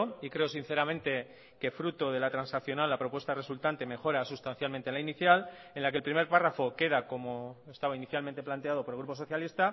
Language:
Spanish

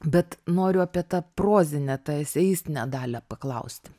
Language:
Lithuanian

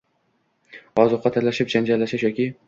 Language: Uzbek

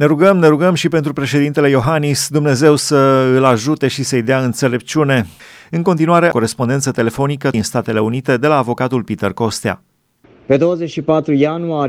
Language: Romanian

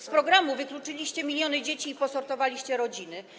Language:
Polish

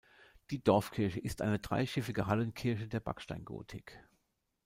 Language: German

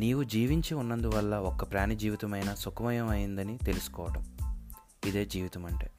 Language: Telugu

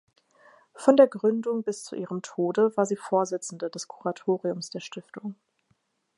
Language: German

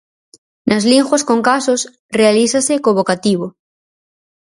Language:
Galician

